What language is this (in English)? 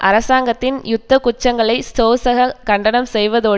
Tamil